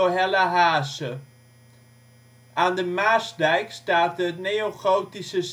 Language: Dutch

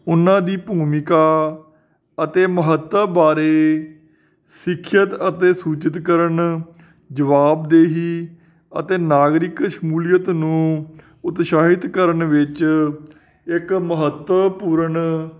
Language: Punjabi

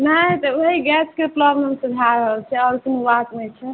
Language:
Maithili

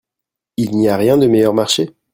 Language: French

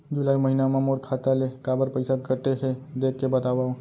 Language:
Chhattisgarhi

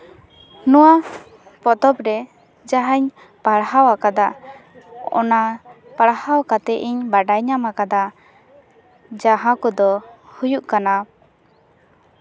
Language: Santali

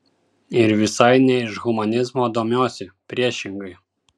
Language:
Lithuanian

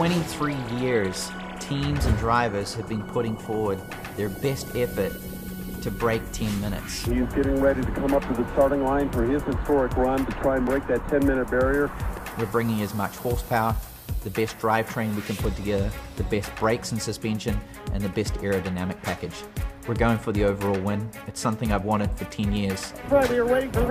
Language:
English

